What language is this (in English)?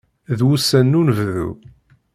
Kabyle